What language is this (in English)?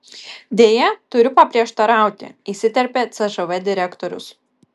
Lithuanian